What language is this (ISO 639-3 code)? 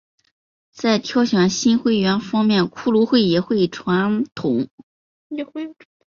zho